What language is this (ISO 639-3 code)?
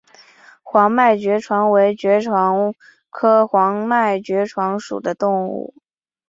zho